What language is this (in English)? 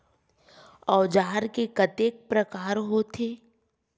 Chhattisgarhi